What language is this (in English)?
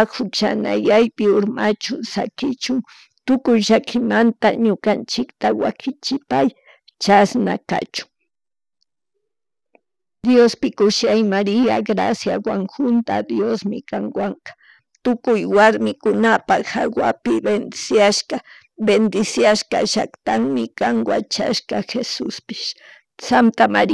Chimborazo Highland Quichua